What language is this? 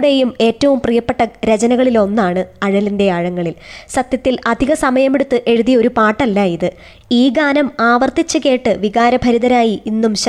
Malayalam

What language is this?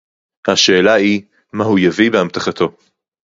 Hebrew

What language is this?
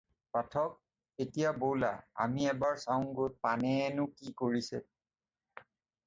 Assamese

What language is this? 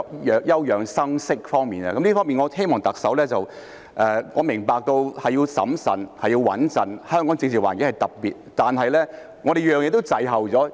Cantonese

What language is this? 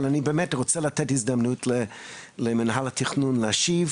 Hebrew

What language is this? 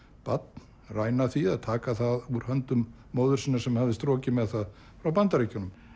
Icelandic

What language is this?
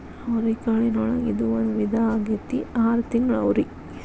Kannada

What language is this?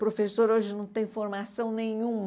Portuguese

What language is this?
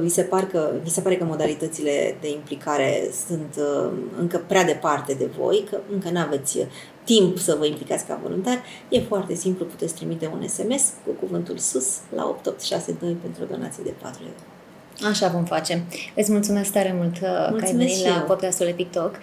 Romanian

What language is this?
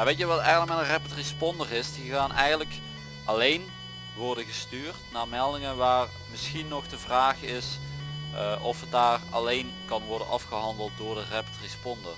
Dutch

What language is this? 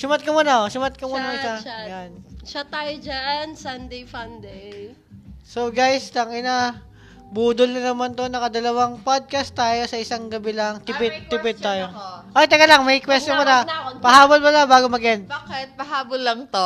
Filipino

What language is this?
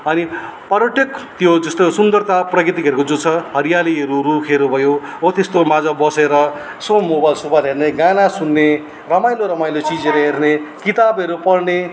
Nepali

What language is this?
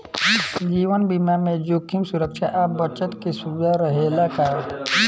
Bhojpuri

